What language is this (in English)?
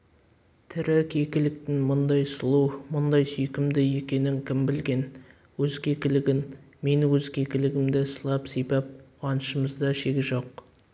Kazakh